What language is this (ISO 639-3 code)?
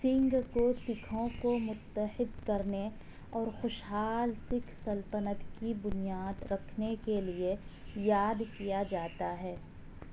urd